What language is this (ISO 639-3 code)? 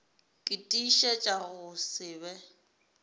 nso